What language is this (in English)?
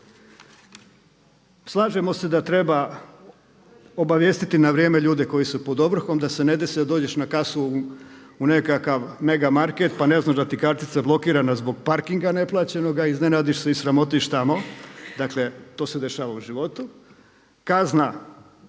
Croatian